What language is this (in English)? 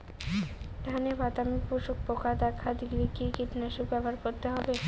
Bangla